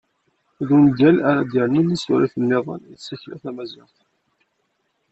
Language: Kabyle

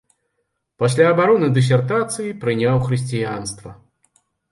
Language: Belarusian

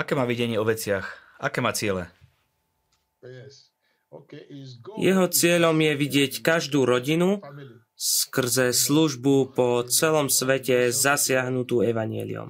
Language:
Slovak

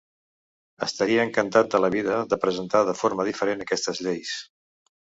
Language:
Catalan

